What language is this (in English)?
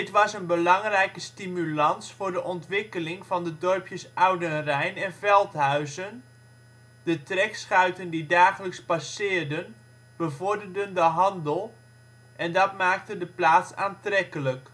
Dutch